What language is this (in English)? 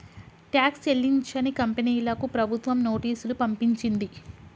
Telugu